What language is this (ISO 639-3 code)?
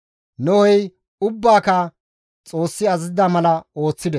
gmv